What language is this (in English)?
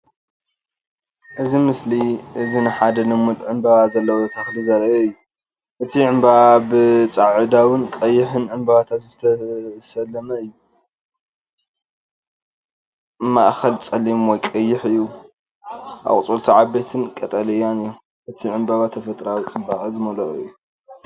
Tigrinya